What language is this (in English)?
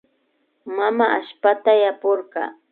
Imbabura Highland Quichua